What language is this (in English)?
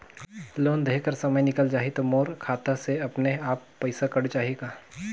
Chhattisgarhi